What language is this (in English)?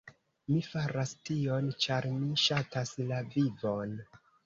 Esperanto